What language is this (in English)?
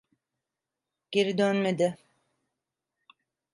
Turkish